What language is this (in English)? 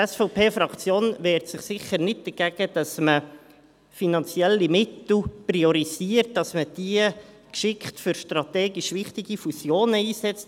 Swiss German